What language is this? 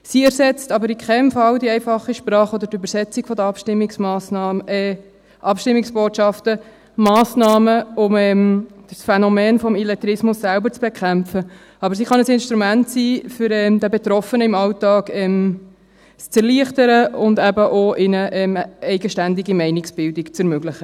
Swiss German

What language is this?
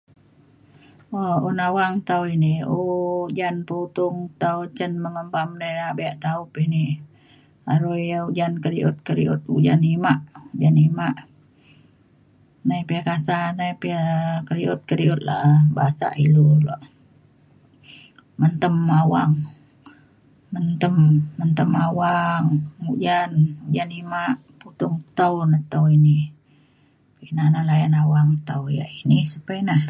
Mainstream Kenyah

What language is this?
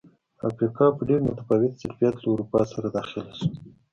Pashto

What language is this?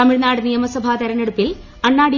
Malayalam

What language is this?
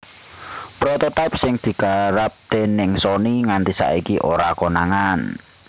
Javanese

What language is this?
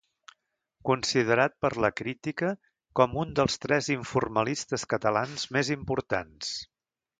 Catalan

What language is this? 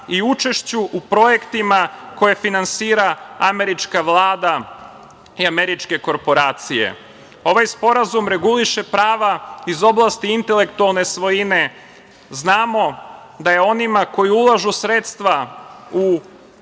Serbian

